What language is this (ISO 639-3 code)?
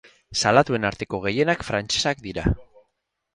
eus